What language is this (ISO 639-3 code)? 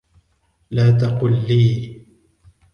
ara